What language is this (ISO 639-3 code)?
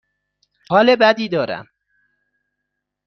fas